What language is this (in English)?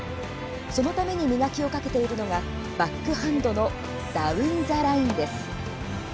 Japanese